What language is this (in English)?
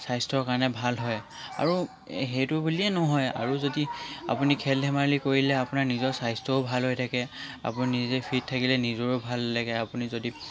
Assamese